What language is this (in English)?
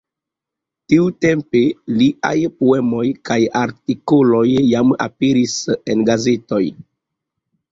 Esperanto